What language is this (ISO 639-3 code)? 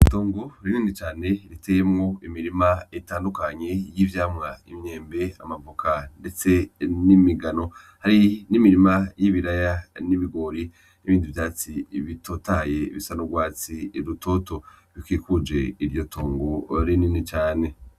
run